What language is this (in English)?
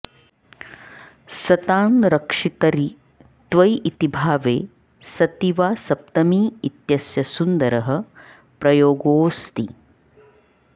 Sanskrit